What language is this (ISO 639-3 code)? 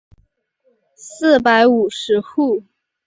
zho